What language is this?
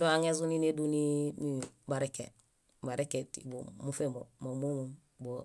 Bayot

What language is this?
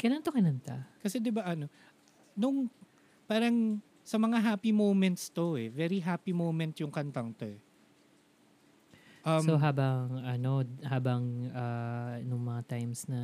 Filipino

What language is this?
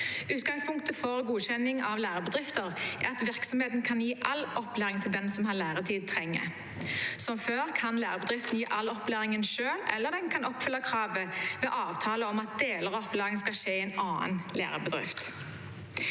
Norwegian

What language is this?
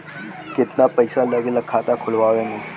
Bhojpuri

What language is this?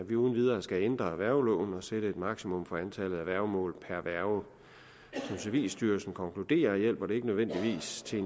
Danish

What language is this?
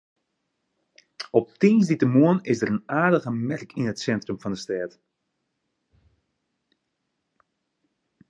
Western Frisian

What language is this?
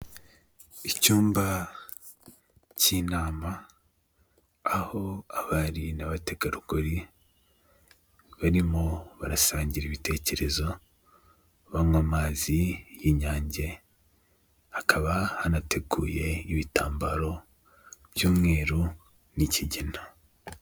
Kinyarwanda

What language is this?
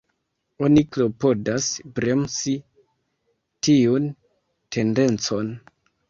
Esperanto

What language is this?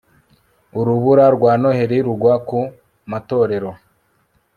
Kinyarwanda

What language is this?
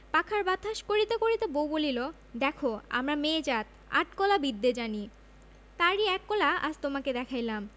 Bangla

